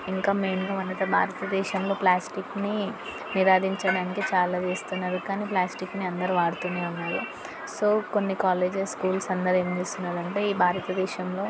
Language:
Telugu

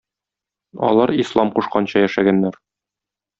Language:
Tatar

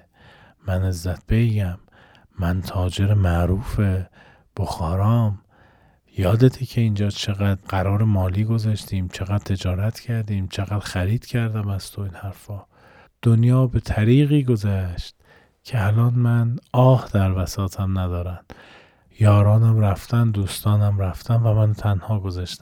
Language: Persian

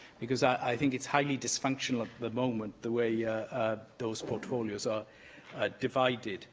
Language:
English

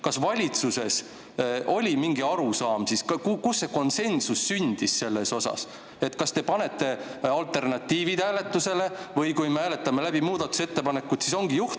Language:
Estonian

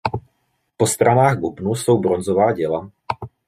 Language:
Czech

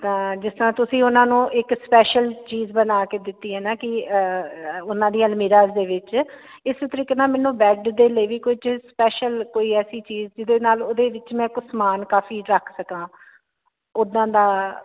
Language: Punjabi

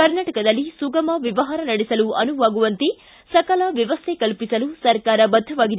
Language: Kannada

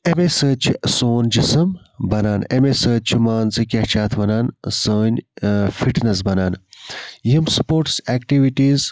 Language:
Kashmiri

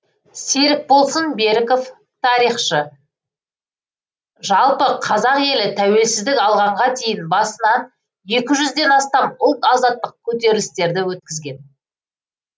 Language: Kazakh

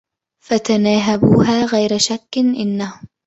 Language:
Arabic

